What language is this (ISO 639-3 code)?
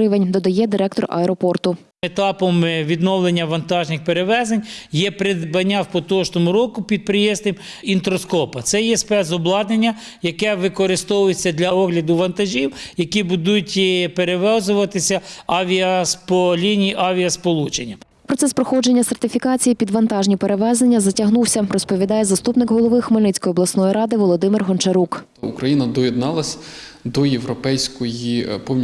ukr